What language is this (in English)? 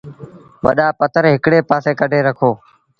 Sindhi Bhil